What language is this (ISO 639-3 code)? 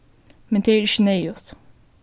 fao